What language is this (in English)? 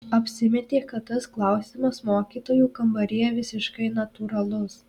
Lithuanian